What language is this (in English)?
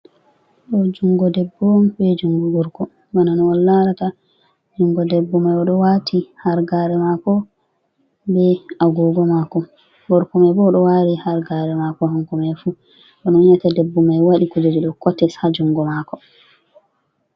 Fula